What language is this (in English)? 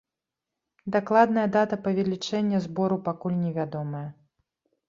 Belarusian